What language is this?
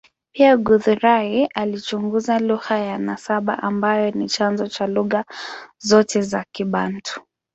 Swahili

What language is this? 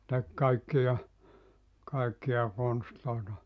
Finnish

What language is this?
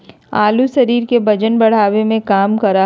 Magahi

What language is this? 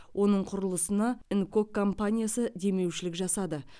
Kazakh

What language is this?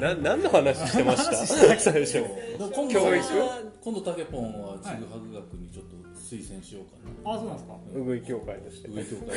Japanese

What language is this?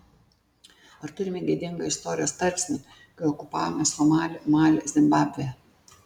Lithuanian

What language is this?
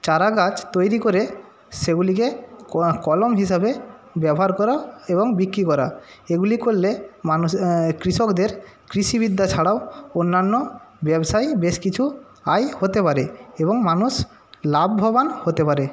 Bangla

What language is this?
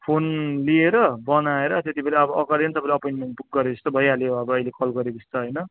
Nepali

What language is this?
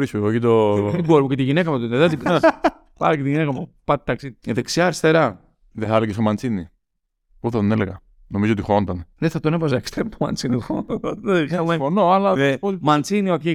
Greek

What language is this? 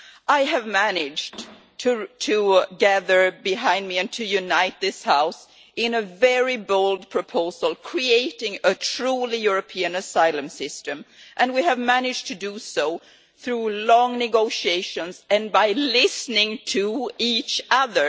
English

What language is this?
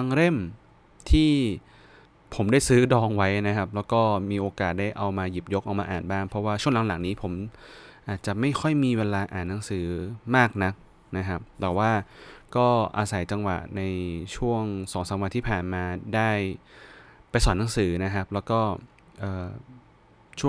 Thai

